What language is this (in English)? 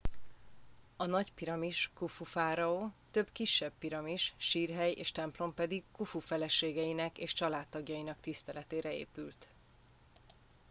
Hungarian